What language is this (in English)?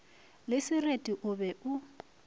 Northern Sotho